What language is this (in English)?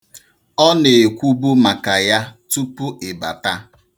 Igbo